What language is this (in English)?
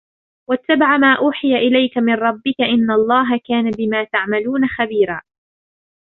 Arabic